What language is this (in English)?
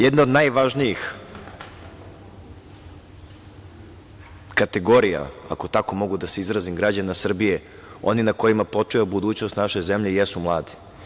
Serbian